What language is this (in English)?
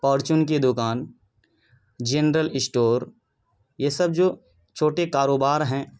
Urdu